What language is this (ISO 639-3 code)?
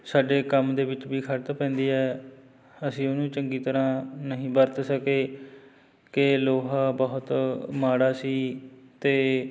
pan